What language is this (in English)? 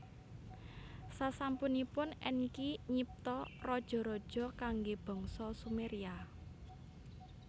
Javanese